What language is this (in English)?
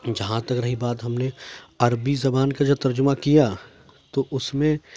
Urdu